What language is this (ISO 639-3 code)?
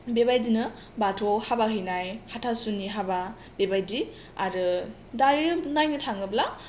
brx